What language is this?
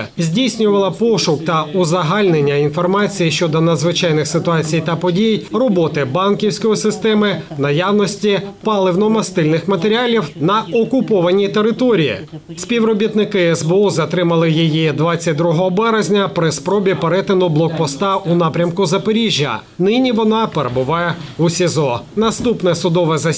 Ukrainian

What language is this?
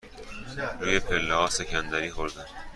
Persian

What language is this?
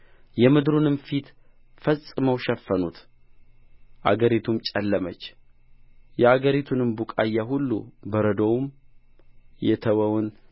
Amharic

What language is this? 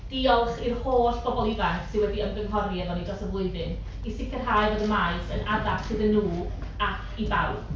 Welsh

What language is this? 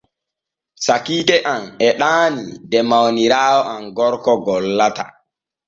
Borgu Fulfulde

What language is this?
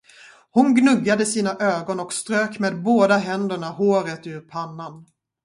Swedish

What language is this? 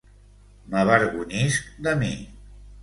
Catalan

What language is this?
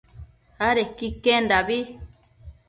Matsés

